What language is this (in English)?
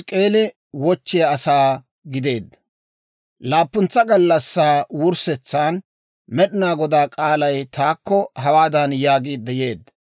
Dawro